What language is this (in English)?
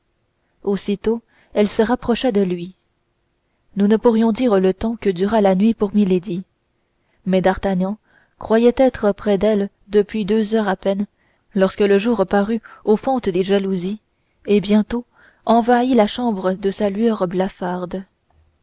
French